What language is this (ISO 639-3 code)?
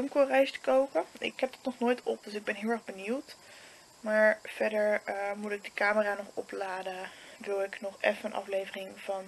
nld